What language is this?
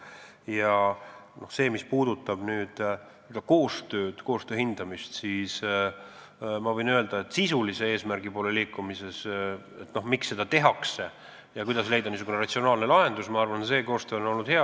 Estonian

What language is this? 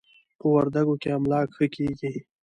Pashto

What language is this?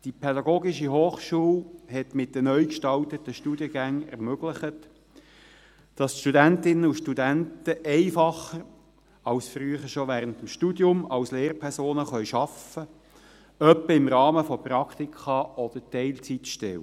Swiss German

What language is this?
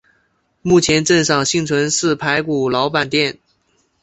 Chinese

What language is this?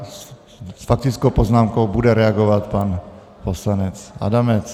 Czech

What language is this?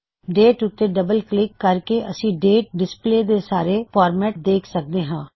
Punjabi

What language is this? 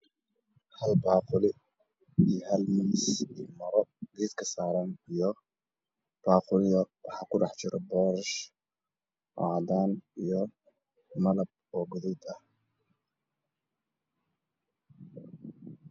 Somali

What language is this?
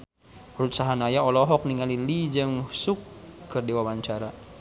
Sundanese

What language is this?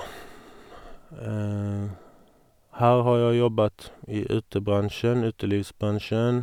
Norwegian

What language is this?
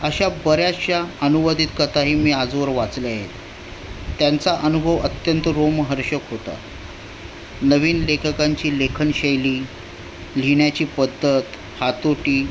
Marathi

